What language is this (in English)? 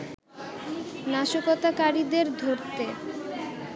Bangla